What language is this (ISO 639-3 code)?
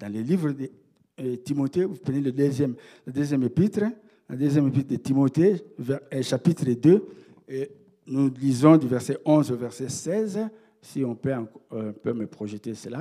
fra